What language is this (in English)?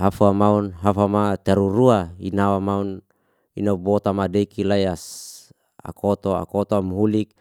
Liana-Seti